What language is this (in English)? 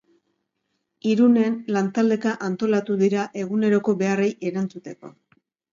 Basque